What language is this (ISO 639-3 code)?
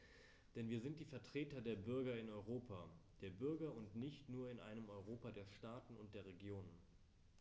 deu